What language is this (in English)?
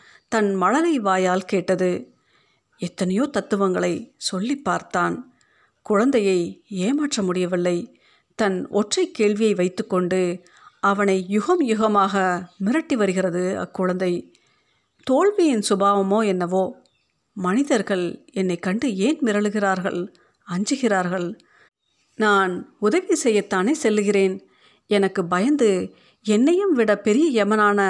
Tamil